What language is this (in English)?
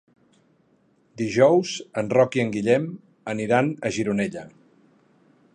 Catalan